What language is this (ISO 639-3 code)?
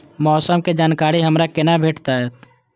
mai